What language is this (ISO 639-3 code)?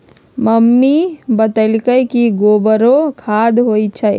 mag